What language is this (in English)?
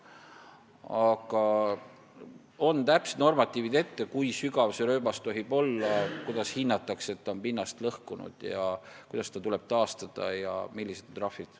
Estonian